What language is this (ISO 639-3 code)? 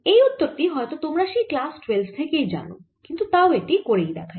ben